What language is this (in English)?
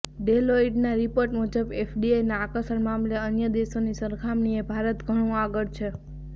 Gujarati